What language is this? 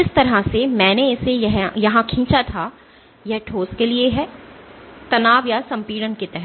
Hindi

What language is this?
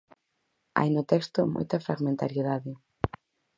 Galician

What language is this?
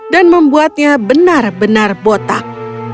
Indonesian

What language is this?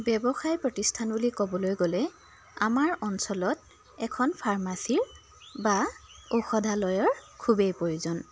Assamese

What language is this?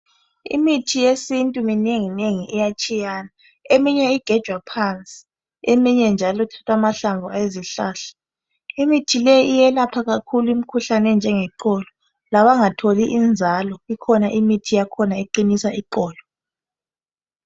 North Ndebele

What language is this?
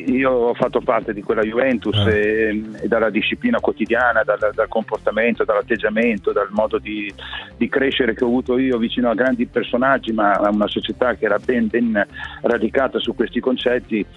Italian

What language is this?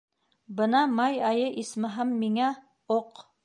Bashkir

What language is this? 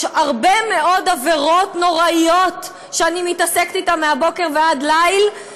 Hebrew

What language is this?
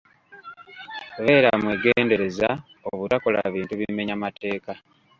Ganda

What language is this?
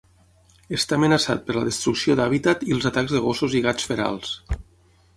Catalan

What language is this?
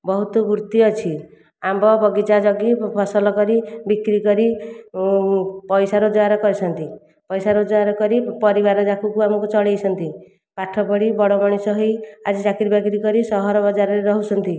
Odia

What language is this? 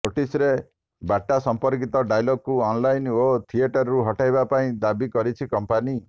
Odia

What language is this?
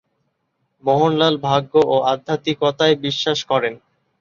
Bangla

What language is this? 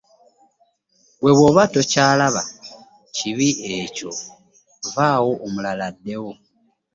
Ganda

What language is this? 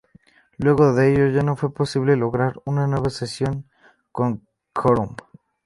Spanish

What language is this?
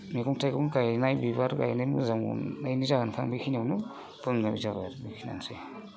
Bodo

